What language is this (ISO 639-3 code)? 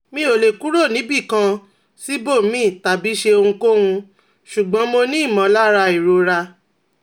yor